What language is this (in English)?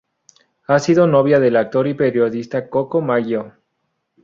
Spanish